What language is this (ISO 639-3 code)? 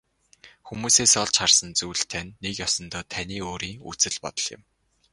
mon